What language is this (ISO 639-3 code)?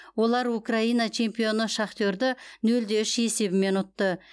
kaz